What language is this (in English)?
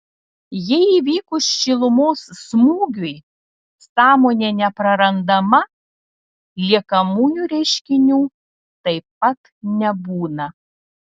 Lithuanian